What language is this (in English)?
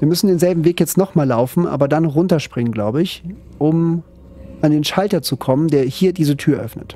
German